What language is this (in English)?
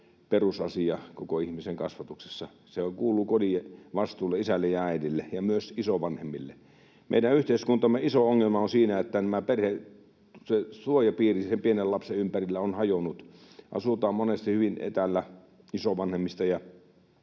Finnish